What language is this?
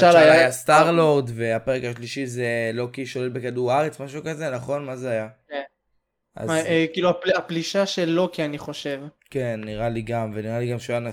Hebrew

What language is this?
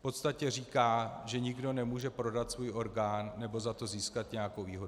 Czech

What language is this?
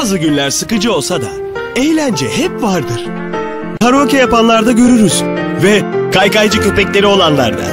Turkish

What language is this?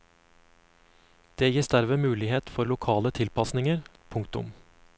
Norwegian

